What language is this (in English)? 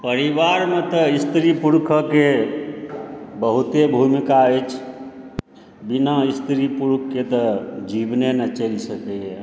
Maithili